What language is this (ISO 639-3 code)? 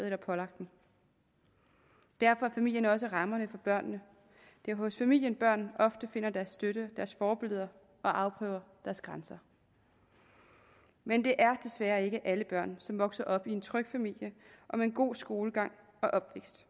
dan